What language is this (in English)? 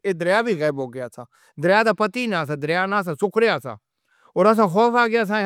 Northern Hindko